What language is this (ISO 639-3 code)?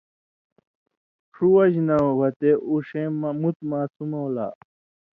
mvy